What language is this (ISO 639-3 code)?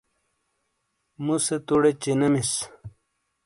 scl